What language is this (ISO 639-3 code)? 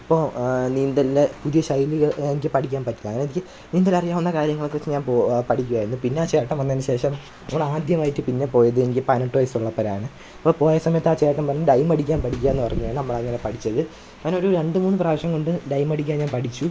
mal